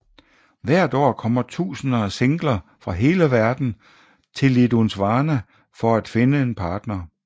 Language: Danish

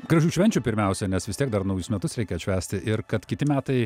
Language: Lithuanian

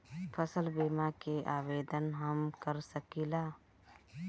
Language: Bhojpuri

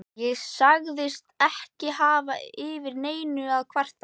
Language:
Icelandic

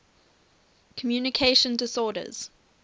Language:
English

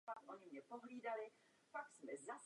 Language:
Czech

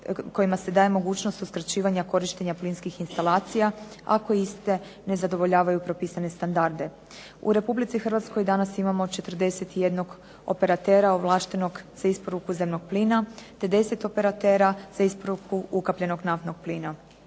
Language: Croatian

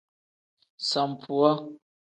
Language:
Tem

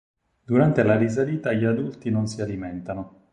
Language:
Italian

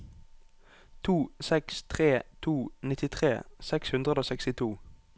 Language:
Norwegian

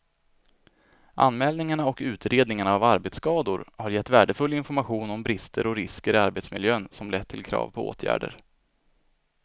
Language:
Swedish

